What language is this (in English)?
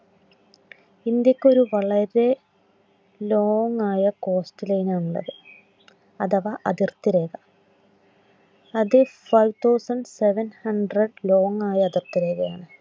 Malayalam